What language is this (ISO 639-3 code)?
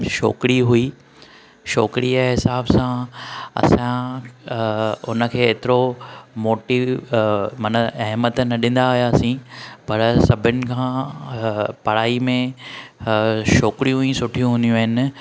snd